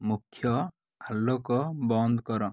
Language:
Odia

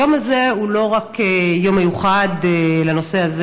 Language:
Hebrew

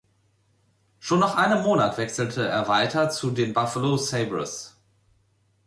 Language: German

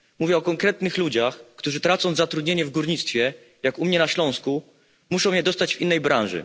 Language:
Polish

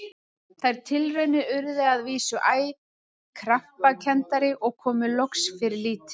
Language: Icelandic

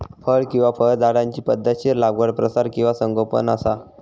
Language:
Marathi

